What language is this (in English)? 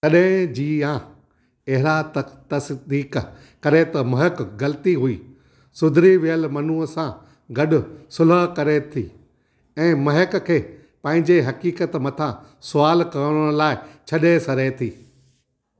Sindhi